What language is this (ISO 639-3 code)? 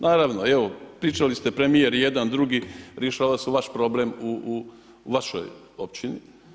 hrv